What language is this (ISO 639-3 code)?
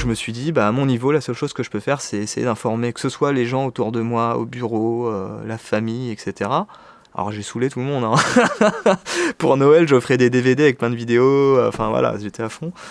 fra